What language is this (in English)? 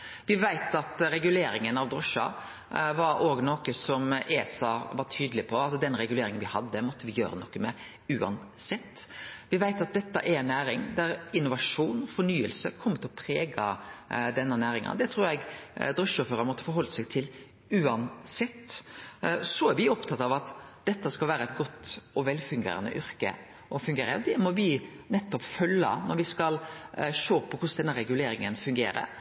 Norwegian Nynorsk